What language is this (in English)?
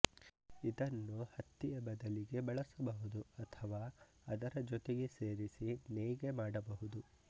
Kannada